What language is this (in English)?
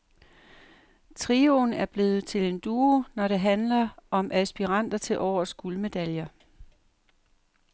Danish